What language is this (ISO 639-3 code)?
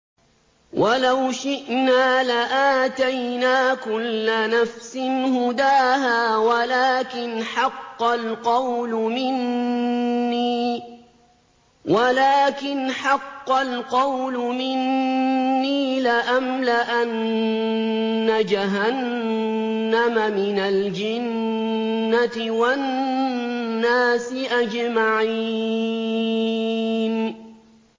ara